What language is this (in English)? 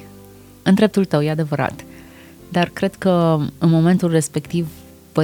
Romanian